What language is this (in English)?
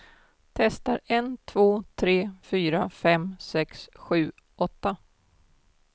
Swedish